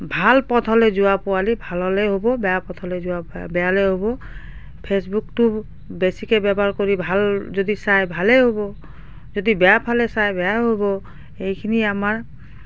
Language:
Assamese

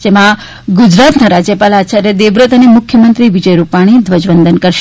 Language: Gujarati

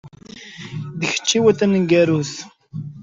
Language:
Kabyle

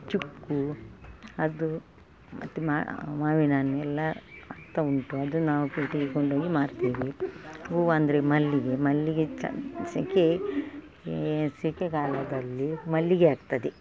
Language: Kannada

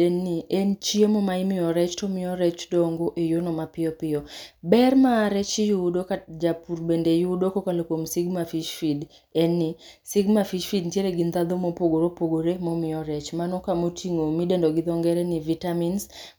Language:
Luo (Kenya and Tanzania)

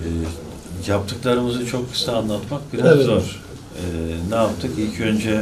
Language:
Turkish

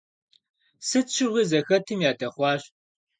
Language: Kabardian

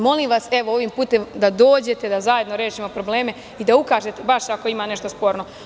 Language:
Serbian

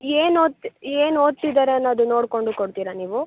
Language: Kannada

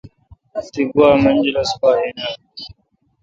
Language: Kalkoti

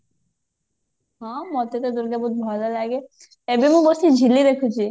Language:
Odia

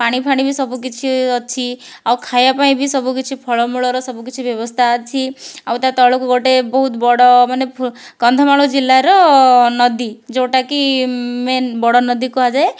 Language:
Odia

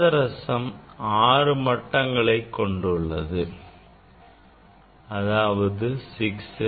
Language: Tamil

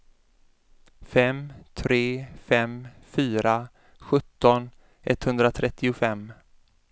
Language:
Swedish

